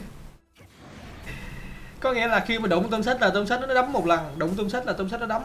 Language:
Vietnamese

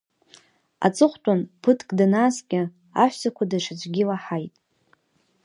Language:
Abkhazian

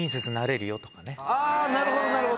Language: Japanese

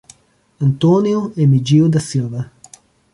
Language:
Portuguese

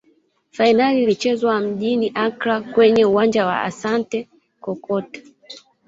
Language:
Swahili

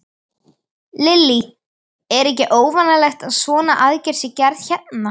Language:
Icelandic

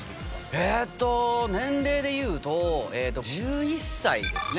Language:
Japanese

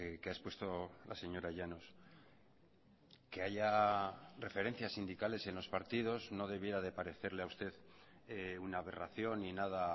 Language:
Spanish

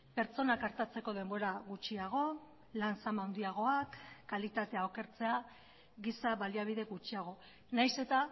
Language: Basque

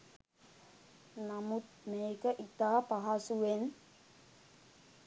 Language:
Sinhala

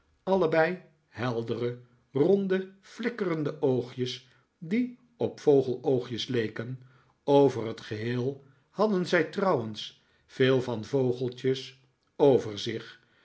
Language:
Dutch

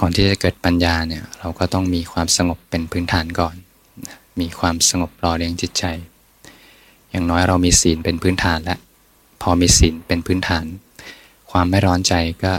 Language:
Thai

